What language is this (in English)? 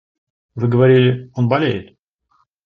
Russian